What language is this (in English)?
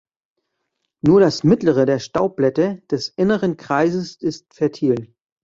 German